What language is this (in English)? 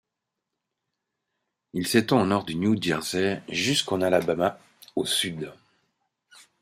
French